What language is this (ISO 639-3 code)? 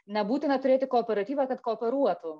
lit